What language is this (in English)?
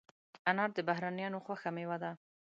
Pashto